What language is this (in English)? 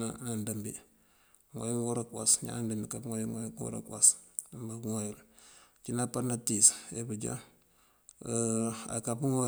Mandjak